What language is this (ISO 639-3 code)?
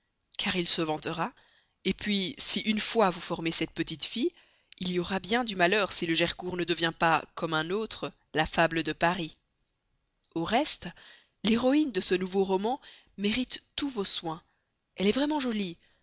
fra